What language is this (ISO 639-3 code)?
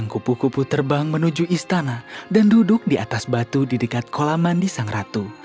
ind